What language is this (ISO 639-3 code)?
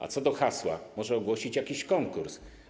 pol